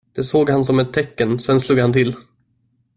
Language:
Swedish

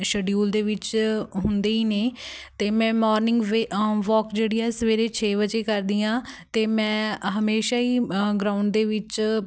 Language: Punjabi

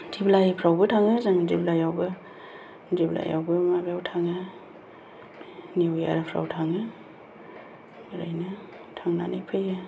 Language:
Bodo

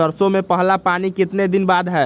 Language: Magahi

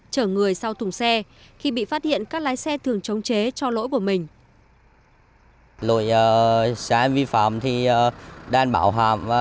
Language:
Vietnamese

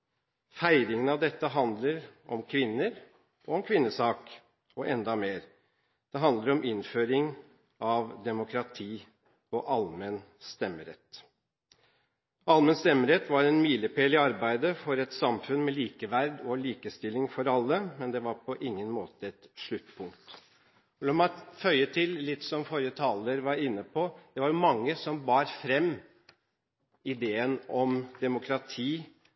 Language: Norwegian Bokmål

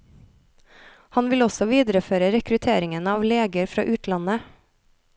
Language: Norwegian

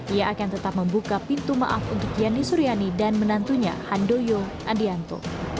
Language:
Indonesian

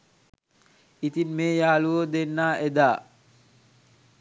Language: Sinhala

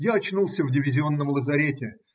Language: Russian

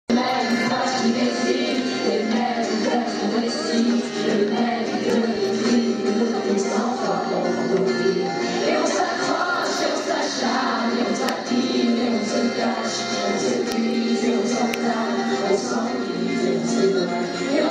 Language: Romanian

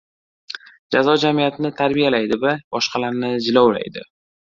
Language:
Uzbek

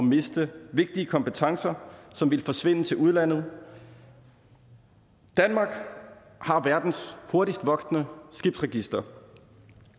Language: Danish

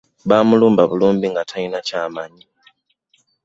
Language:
Ganda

